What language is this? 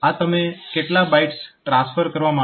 Gujarati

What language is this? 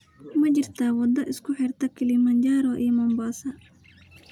Somali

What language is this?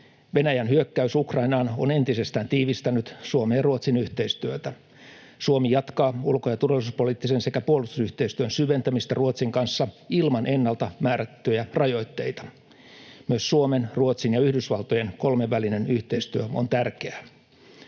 Finnish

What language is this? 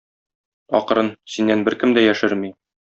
Tatar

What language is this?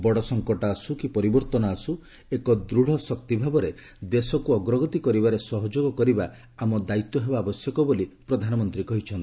Odia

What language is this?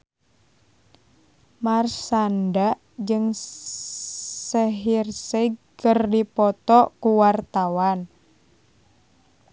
Sundanese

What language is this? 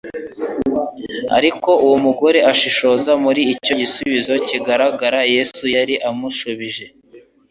Kinyarwanda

